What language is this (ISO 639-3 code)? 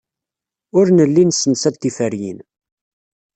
kab